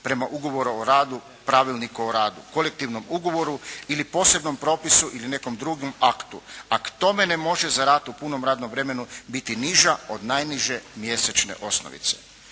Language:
Croatian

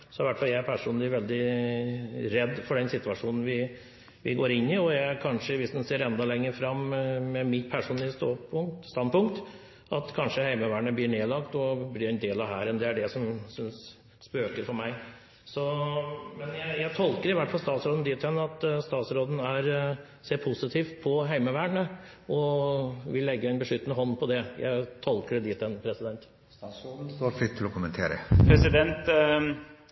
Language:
Norwegian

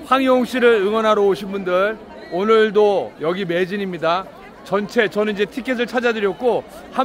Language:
Korean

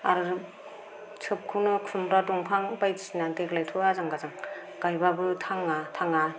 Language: Bodo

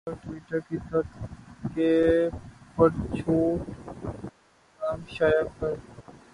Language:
Urdu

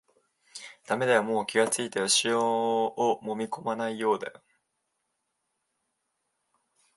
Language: Japanese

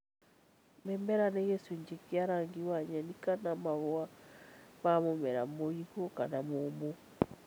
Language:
Kikuyu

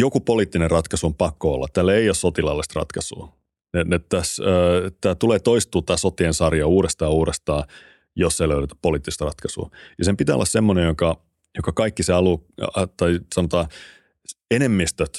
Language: Finnish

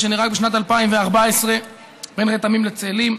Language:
Hebrew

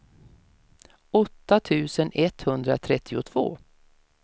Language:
Swedish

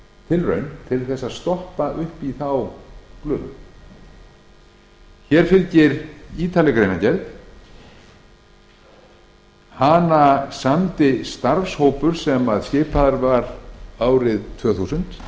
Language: Icelandic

